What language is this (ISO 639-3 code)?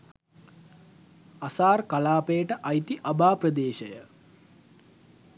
sin